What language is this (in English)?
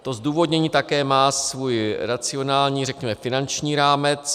Czech